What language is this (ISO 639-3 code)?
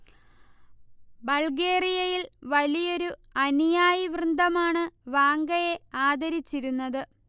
mal